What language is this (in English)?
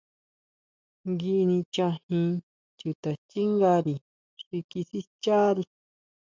Huautla Mazatec